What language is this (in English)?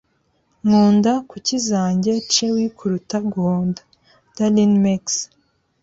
Kinyarwanda